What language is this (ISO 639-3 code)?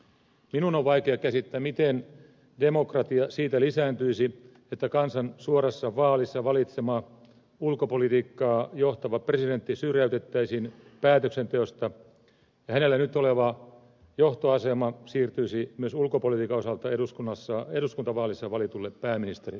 fin